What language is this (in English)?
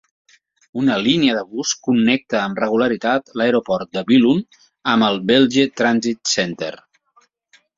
Catalan